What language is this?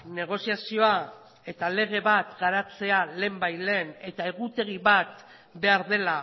Basque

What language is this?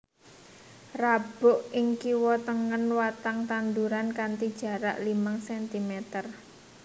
Javanese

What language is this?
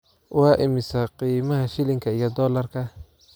Somali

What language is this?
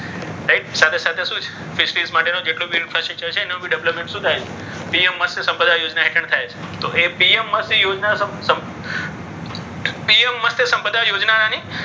Gujarati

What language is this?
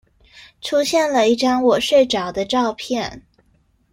Chinese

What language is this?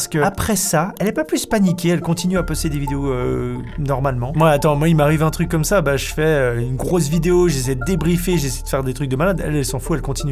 French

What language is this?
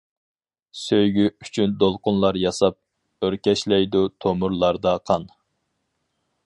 Uyghur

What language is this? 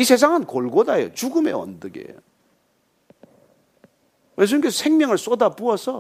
Korean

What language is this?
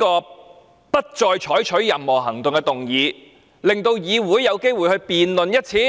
Cantonese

